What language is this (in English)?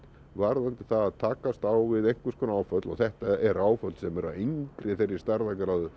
Icelandic